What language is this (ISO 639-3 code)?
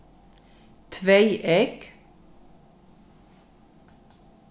fao